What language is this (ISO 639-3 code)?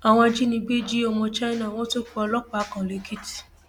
yor